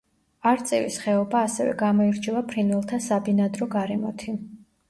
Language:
Georgian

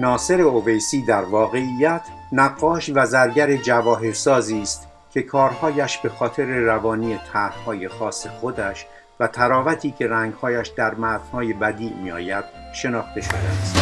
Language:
Persian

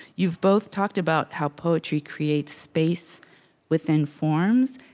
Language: English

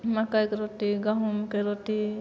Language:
Maithili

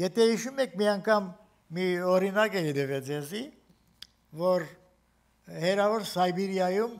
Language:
Turkish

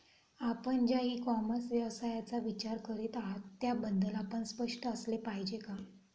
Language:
Marathi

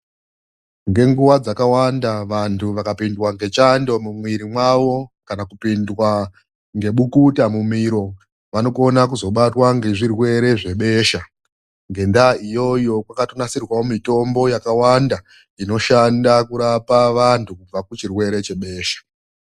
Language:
Ndau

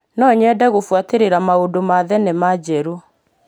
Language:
Kikuyu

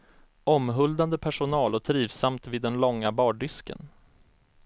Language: Swedish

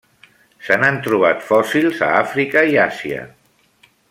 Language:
Catalan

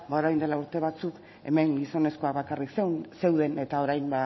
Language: Basque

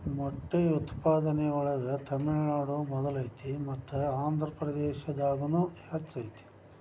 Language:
Kannada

